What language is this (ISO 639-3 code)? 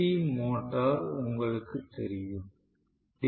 tam